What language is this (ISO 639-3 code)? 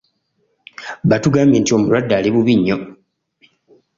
lug